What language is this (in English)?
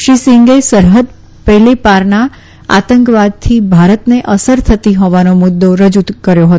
Gujarati